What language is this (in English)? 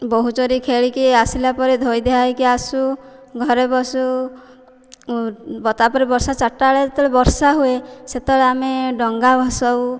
Odia